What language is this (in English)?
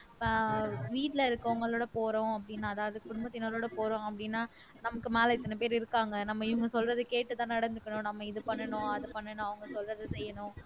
Tamil